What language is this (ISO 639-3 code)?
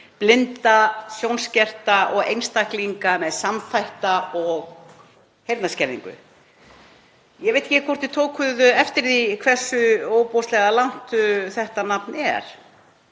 isl